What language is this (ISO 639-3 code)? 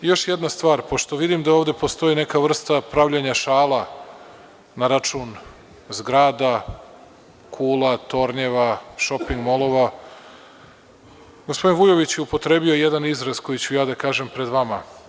srp